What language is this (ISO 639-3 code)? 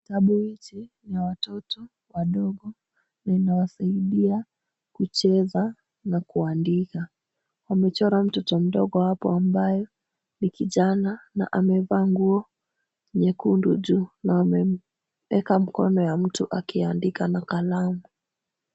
swa